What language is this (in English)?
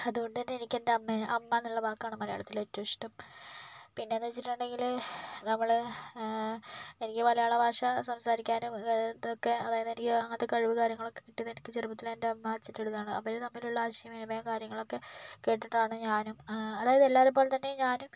Malayalam